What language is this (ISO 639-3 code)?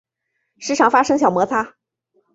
zho